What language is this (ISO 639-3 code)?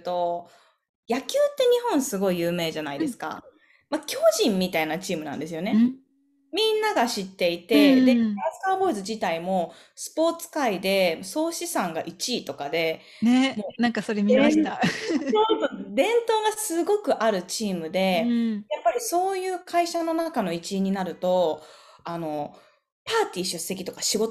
jpn